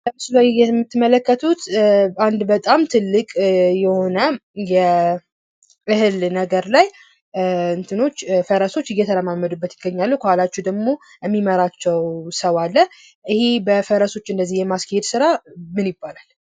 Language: Amharic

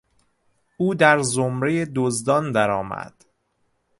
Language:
Persian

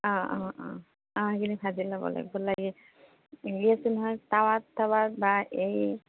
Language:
Assamese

